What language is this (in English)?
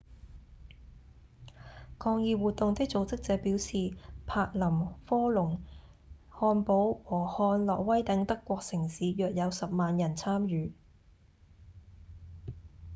Cantonese